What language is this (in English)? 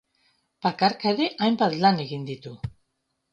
Basque